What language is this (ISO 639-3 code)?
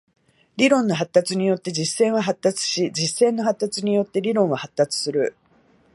jpn